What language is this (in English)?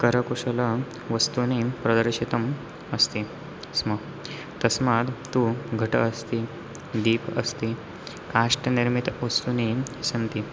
Sanskrit